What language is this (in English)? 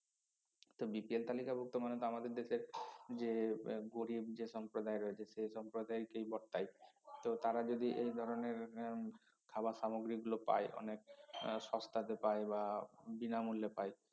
Bangla